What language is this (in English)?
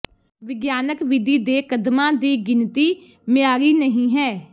Punjabi